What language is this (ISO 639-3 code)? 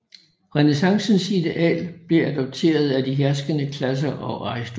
dan